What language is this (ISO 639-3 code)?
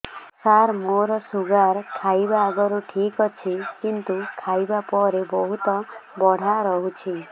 ori